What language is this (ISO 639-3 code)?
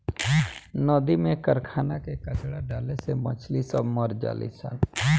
bho